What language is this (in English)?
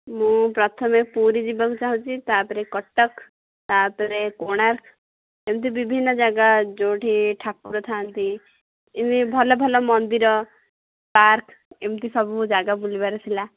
Odia